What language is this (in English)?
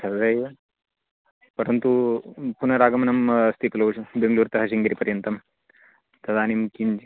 Sanskrit